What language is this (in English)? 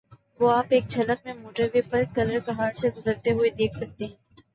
Urdu